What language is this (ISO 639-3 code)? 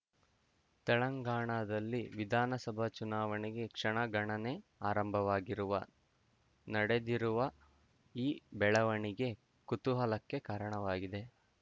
kan